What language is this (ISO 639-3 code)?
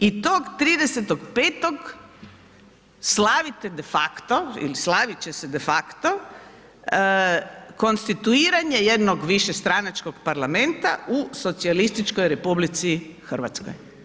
hrv